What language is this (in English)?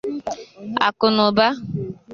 Igbo